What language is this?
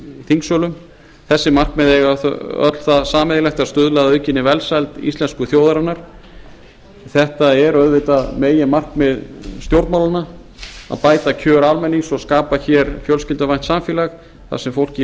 Icelandic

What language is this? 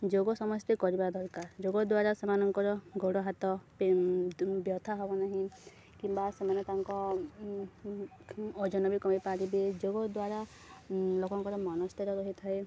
Odia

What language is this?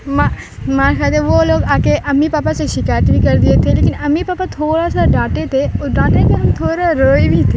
Urdu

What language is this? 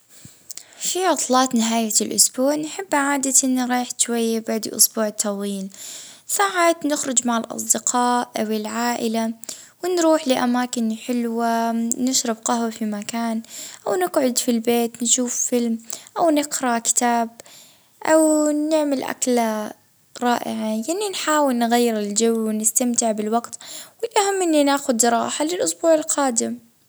Libyan Arabic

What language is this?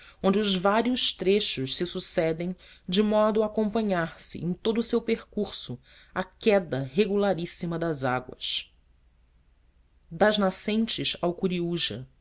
Portuguese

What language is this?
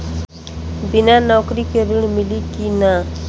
Bhojpuri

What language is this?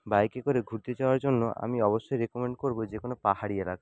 Bangla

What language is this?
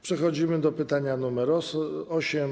Polish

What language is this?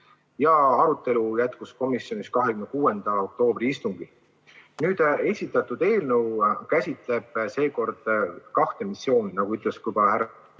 Estonian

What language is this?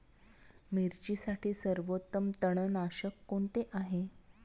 Marathi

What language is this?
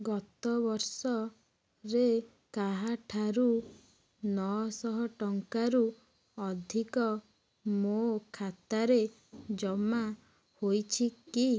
Odia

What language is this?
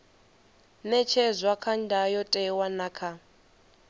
Venda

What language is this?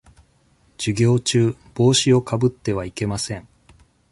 Japanese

